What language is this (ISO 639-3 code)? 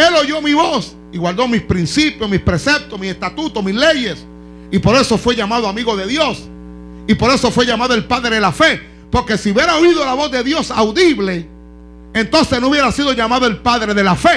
spa